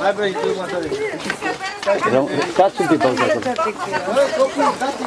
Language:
Romanian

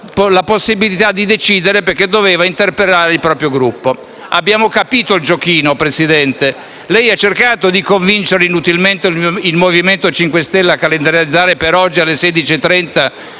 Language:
Italian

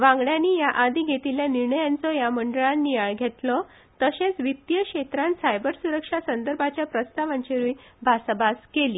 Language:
Konkani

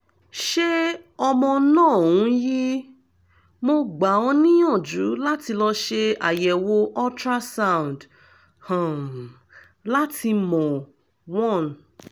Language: Yoruba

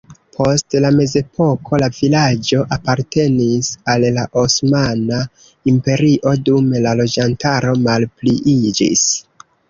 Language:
Esperanto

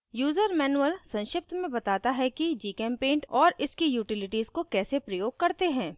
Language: Hindi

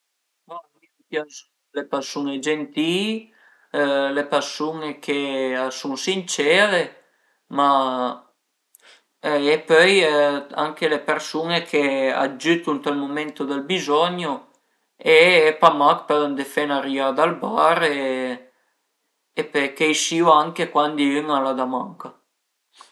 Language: Piedmontese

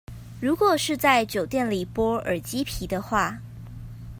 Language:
Chinese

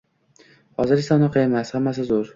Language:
Uzbek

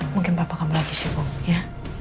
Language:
Indonesian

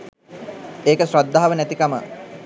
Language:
Sinhala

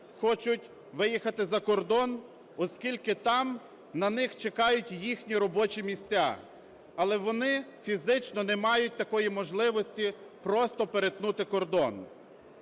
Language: Ukrainian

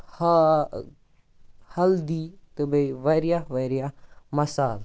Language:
Kashmiri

